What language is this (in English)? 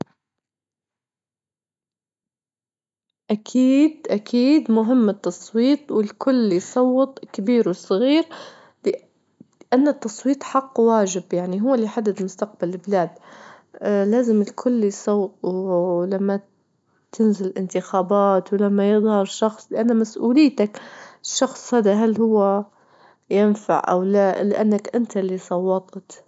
Libyan Arabic